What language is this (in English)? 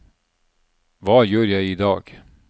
Norwegian